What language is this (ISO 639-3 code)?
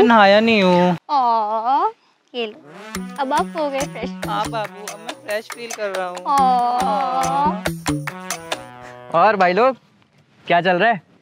hin